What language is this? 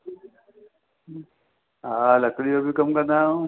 Sindhi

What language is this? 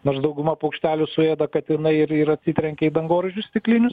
Lithuanian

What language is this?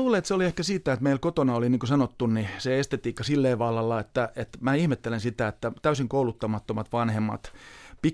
Finnish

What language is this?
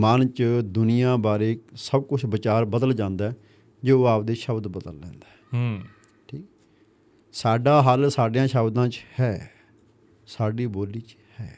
Punjabi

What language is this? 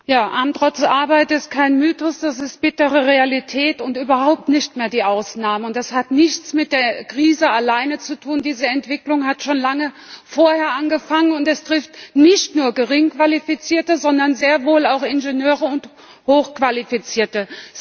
German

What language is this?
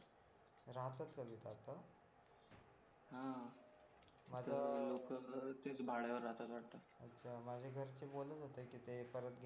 Marathi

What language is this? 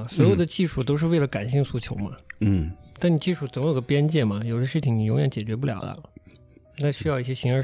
Chinese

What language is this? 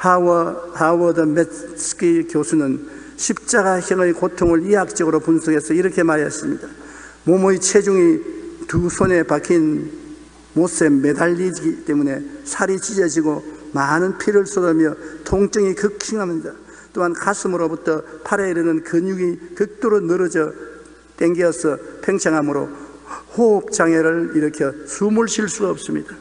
Korean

